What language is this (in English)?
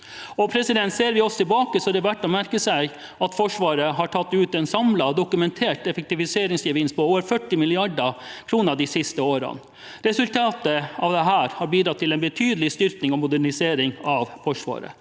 Norwegian